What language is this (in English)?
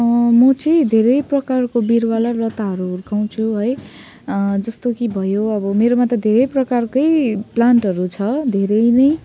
Nepali